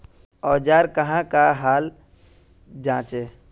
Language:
Magahi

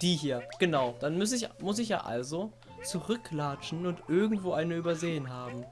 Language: German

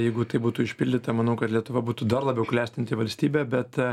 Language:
Lithuanian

